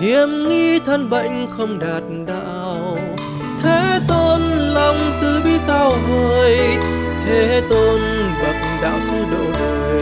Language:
Vietnamese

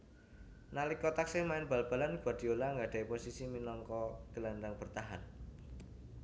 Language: Javanese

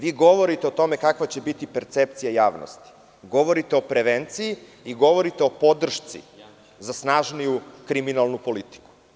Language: Serbian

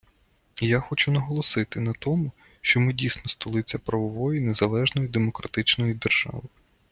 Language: Ukrainian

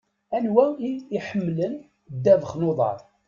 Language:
Kabyle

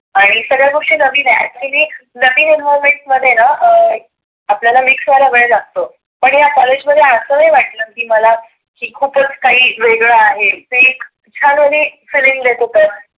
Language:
Marathi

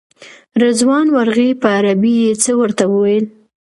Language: Pashto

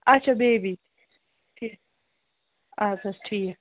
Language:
Kashmiri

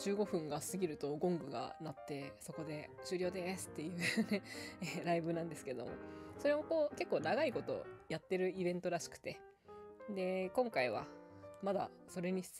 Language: Japanese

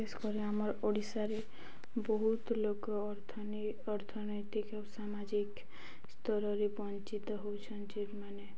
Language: Odia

